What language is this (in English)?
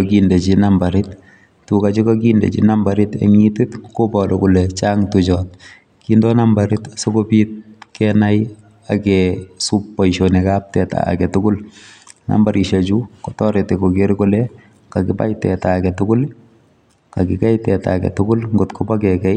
Kalenjin